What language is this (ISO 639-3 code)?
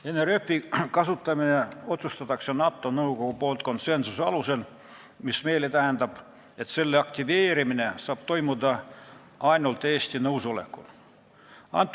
est